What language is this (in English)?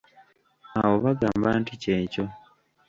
Ganda